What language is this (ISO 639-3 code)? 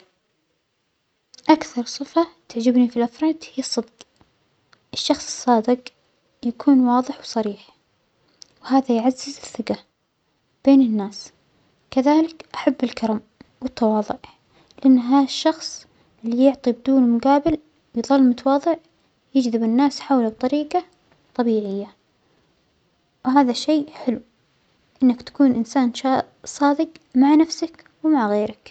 acx